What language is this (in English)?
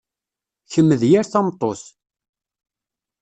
Kabyle